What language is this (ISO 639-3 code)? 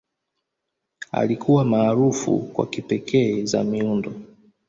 swa